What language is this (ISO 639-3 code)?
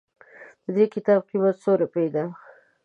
pus